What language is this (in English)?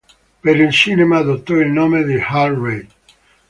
Italian